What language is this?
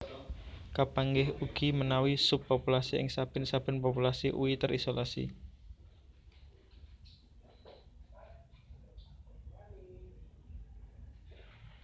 Javanese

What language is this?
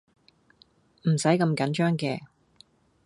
Cantonese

